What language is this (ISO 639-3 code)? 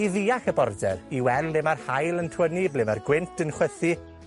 cym